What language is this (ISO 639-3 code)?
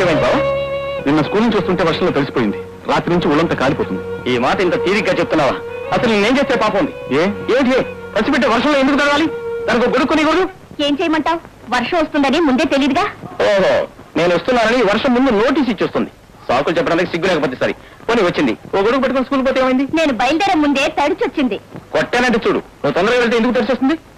tel